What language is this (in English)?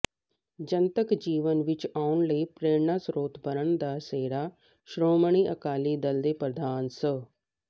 Punjabi